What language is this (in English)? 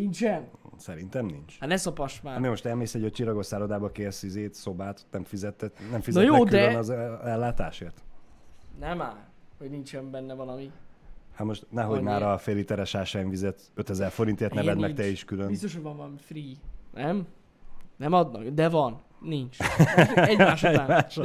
Hungarian